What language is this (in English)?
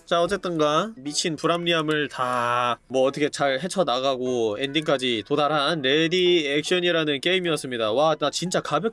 Korean